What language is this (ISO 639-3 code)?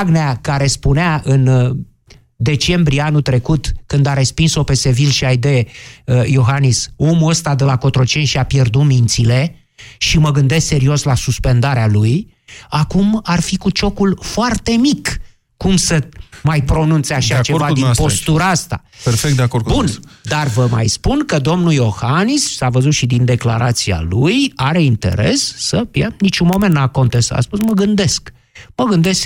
ron